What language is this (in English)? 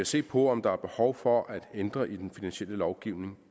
Danish